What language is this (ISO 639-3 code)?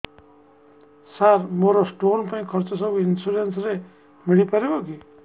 ori